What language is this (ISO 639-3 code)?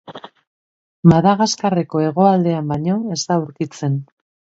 eus